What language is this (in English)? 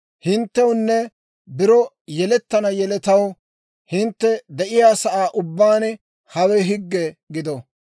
Dawro